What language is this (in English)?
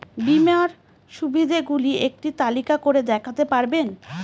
Bangla